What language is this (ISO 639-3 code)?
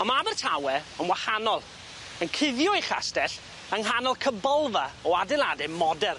cym